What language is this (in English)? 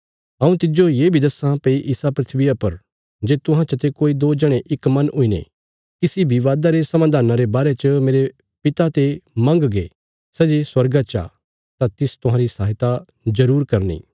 Bilaspuri